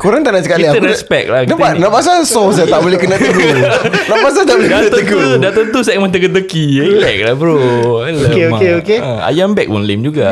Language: Malay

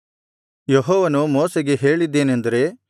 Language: Kannada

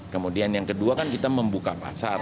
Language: Indonesian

